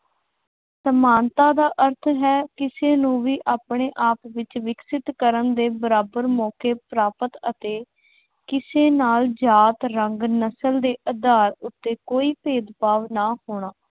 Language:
Punjabi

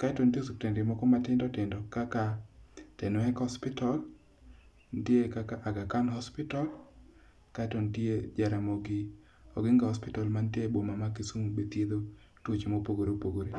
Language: Luo (Kenya and Tanzania)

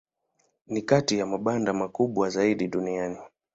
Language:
Swahili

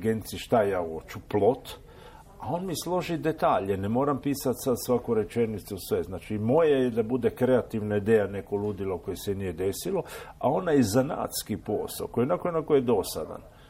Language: Croatian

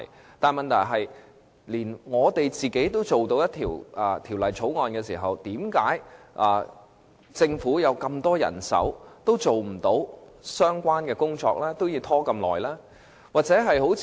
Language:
Cantonese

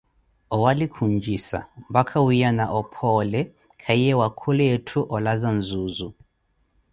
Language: Koti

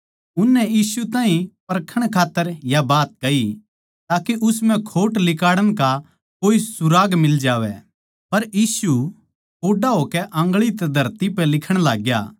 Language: Haryanvi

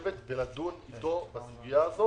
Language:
Hebrew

